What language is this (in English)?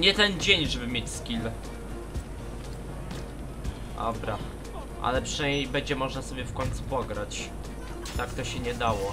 Polish